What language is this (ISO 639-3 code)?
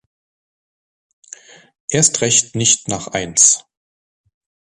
deu